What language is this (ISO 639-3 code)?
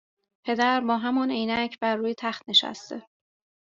fas